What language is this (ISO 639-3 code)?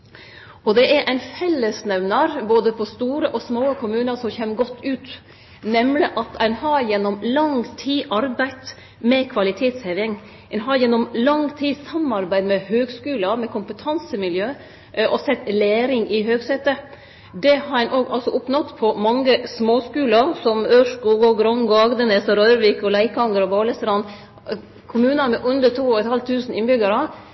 nno